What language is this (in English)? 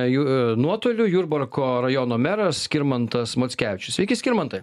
Lithuanian